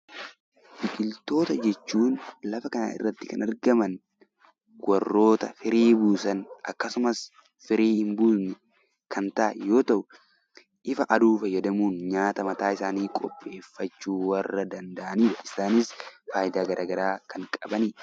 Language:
Oromo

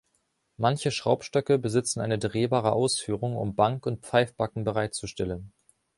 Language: German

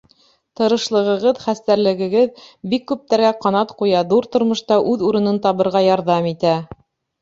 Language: Bashkir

